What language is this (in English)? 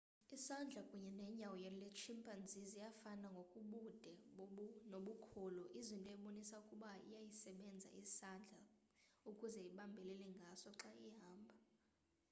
Xhosa